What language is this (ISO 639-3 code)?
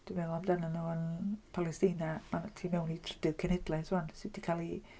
cym